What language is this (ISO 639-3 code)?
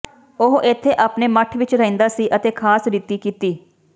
pan